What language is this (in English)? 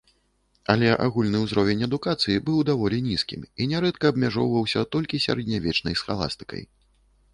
Belarusian